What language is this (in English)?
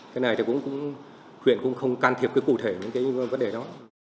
Vietnamese